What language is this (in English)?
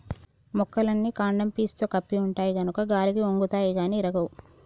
Telugu